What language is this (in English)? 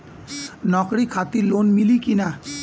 Bhojpuri